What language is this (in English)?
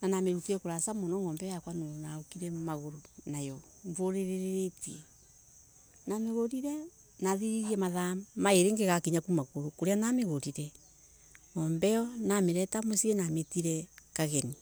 Embu